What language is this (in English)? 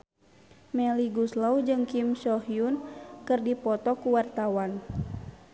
Sundanese